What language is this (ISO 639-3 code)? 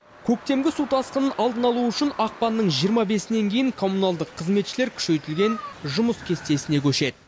kaz